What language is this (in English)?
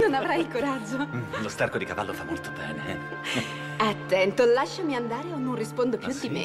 Italian